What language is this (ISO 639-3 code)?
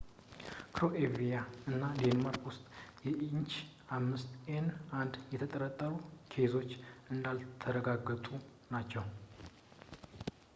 amh